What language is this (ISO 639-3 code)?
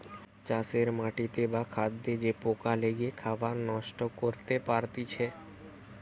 ben